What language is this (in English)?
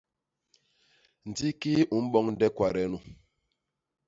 Basaa